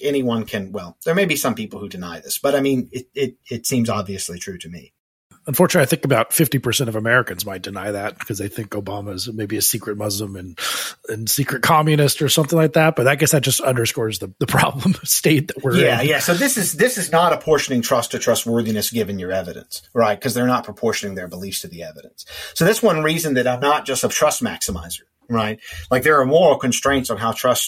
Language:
English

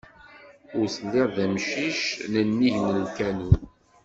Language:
Kabyle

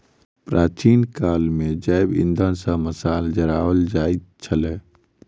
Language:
Maithili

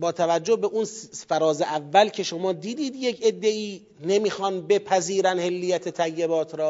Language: Persian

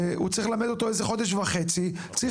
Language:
Hebrew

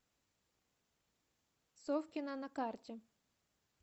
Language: Russian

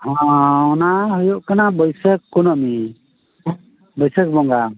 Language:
Santali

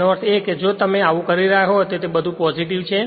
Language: Gujarati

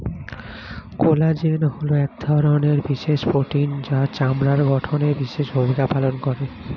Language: Bangla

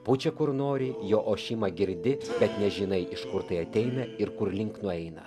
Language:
Lithuanian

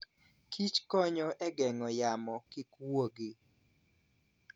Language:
Luo (Kenya and Tanzania)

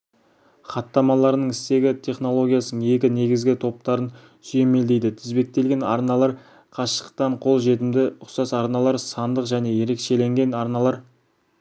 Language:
Kazakh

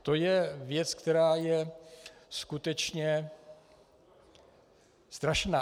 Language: Czech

